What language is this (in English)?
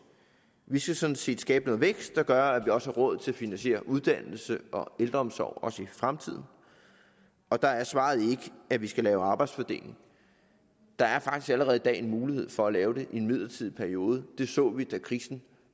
Danish